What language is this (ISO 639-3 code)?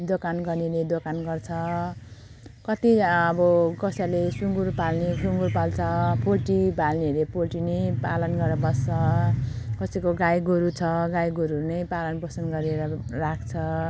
nep